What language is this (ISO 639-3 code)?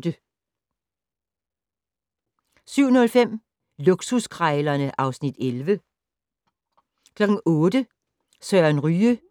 dan